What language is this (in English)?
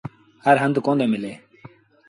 Sindhi Bhil